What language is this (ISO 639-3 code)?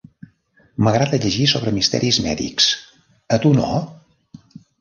cat